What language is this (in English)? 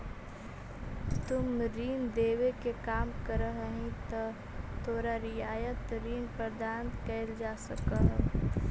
Magahi